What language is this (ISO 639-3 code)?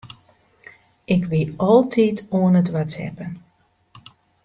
fry